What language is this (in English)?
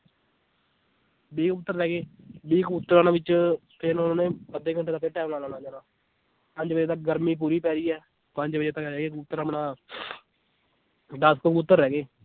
Punjabi